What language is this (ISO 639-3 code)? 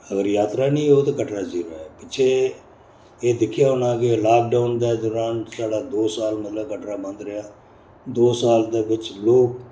doi